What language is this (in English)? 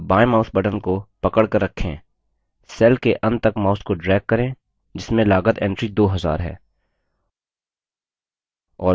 Hindi